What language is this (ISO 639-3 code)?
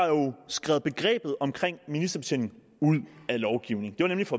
dan